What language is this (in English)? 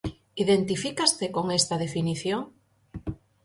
Galician